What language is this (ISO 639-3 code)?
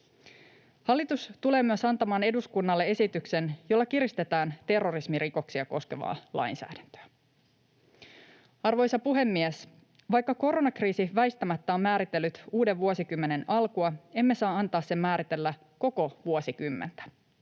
fin